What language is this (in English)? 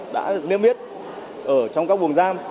Vietnamese